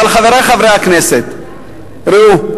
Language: Hebrew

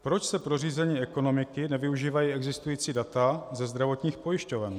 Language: Czech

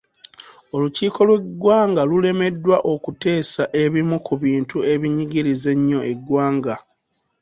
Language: Ganda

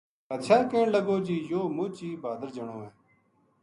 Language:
Gujari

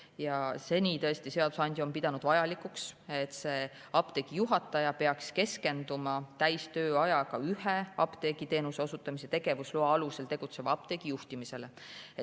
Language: Estonian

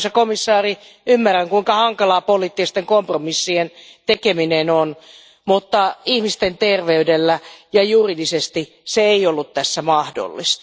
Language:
Finnish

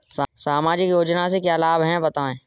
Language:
Hindi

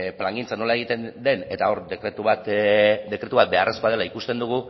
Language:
Basque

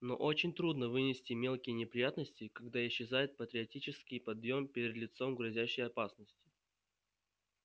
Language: Russian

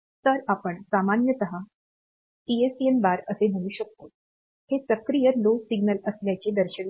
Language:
Marathi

